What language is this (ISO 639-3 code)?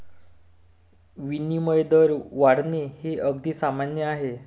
mar